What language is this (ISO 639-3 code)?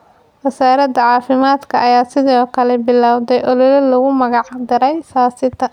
som